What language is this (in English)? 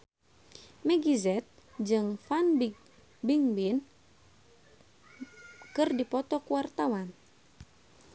Sundanese